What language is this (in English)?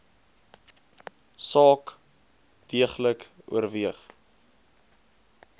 Afrikaans